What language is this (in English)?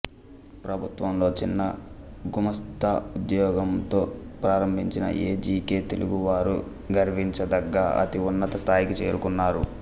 Telugu